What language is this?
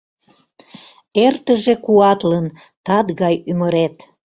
Mari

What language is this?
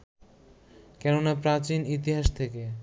Bangla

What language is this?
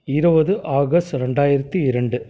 Tamil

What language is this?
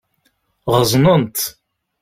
Kabyle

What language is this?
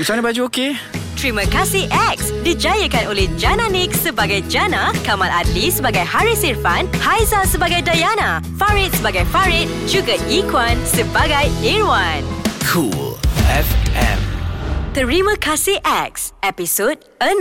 Malay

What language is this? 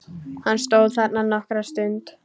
Icelandic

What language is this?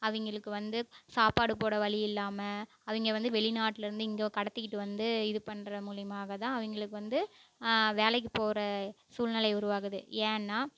Tamil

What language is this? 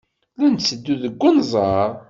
Kabyle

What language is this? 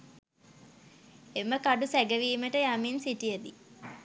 Sinhala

